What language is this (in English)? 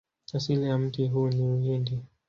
Swahili